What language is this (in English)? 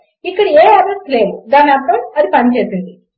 Telugu